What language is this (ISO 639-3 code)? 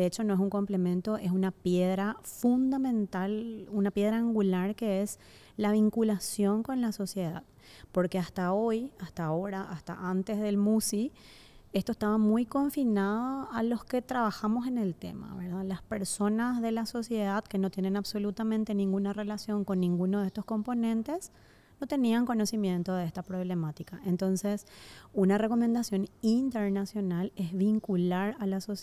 spa